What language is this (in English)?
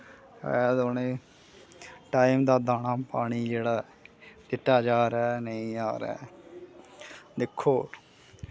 Dogri